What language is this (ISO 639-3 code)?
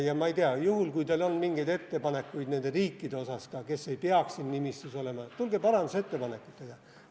est